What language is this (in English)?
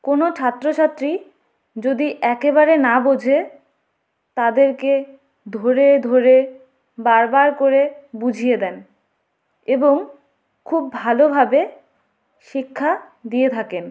Bangla